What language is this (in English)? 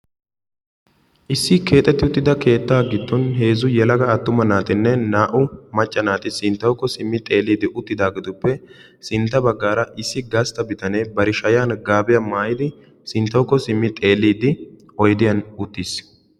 Wolaytta